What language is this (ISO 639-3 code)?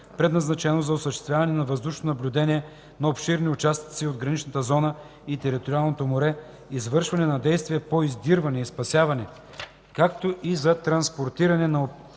bul